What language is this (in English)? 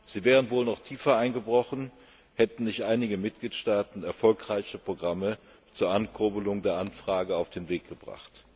German